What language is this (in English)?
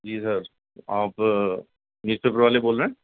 Urdu